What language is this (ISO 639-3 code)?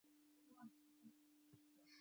pus